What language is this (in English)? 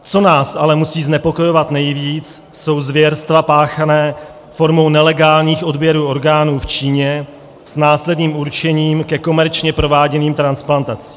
Czech